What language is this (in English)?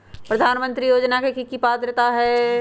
Magahi